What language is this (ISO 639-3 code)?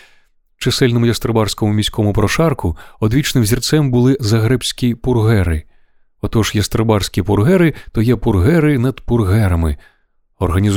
ukr